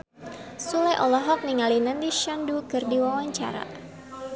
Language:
Sundanese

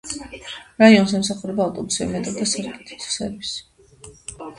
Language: Georgian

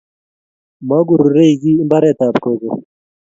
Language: Kalenjin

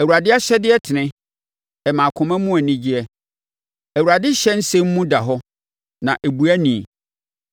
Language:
Akan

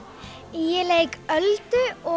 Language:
Icelandic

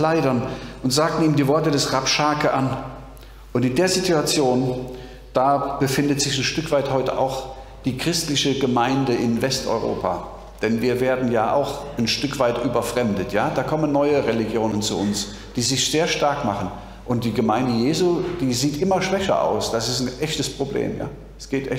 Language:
German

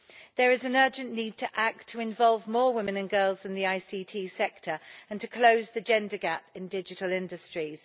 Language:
English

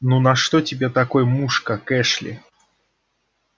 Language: Russian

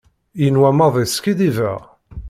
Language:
Kabyle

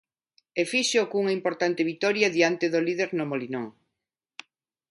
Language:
Galician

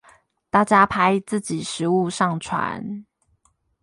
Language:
Chinese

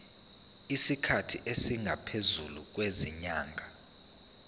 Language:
Zulu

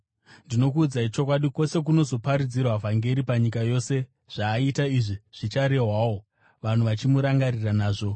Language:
Shona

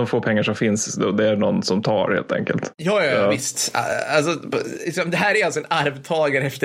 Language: Swedish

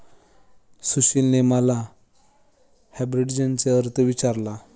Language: Marathi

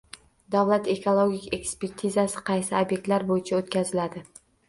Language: Uzbek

